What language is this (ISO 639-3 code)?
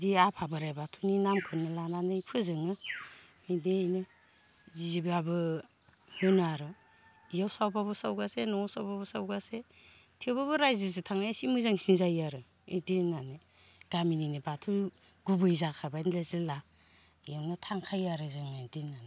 brx